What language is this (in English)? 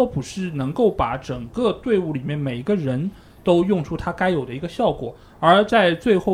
Chinese